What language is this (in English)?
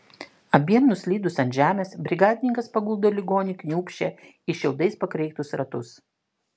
Lithuanian